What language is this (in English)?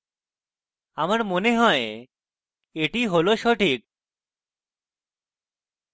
Bangla